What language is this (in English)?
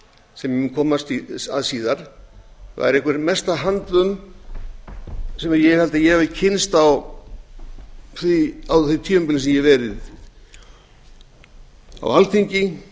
Icelandic